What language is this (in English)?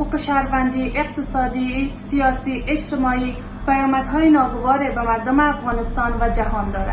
Persian